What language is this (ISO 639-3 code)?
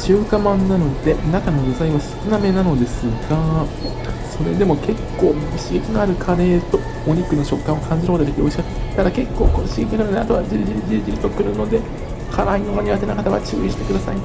jpn